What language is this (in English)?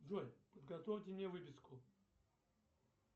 Russian